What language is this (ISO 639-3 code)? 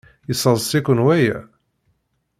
kab